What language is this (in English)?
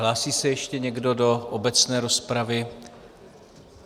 Czech